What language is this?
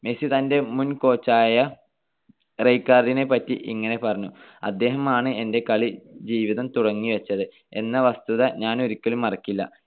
Malayalam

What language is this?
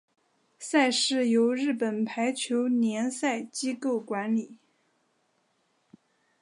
Chinese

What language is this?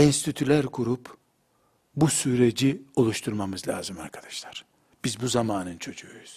Turkish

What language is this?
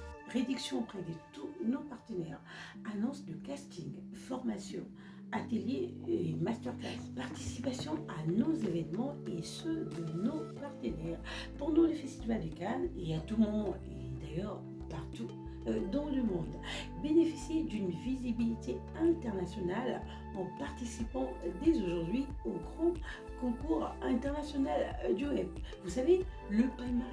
French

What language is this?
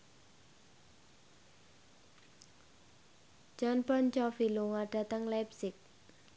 Javanese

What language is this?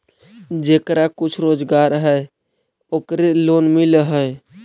Magahi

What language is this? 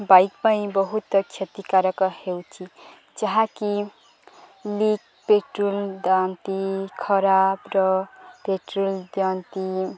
Odia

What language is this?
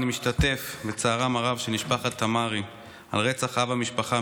Hebrew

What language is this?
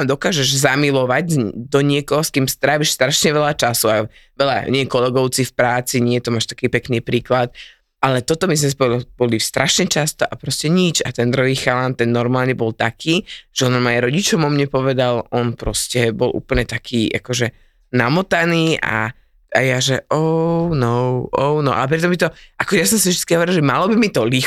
Slovak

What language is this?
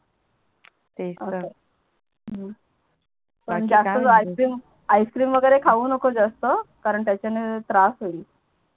Marathi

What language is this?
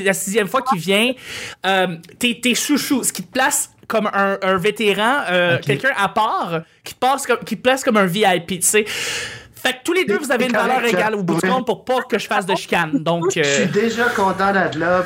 French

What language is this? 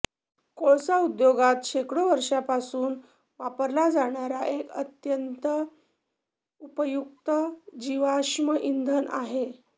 Marathi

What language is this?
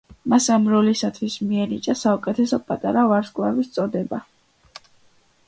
Georgian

